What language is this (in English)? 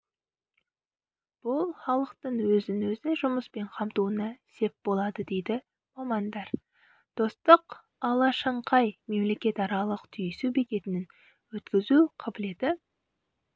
Kazakh